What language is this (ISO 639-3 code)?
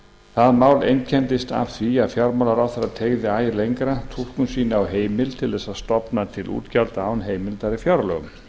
isl